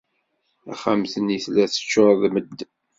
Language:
Kabyle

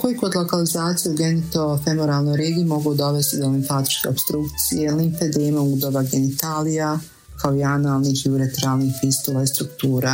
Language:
Croatian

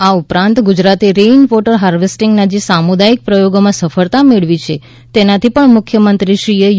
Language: Gujarati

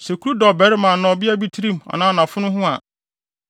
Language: Akan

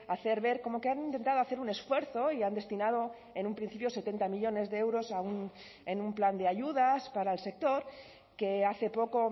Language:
Spanish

